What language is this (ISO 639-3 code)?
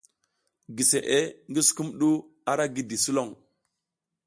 giz